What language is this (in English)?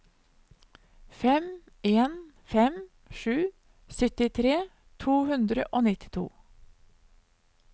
Norwegian